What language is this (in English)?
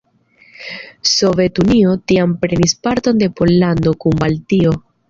Esperanto